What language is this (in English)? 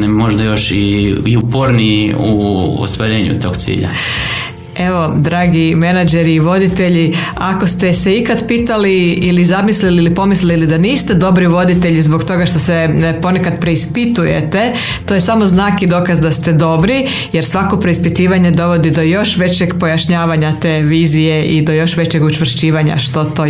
Croatian